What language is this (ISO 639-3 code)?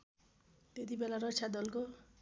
nep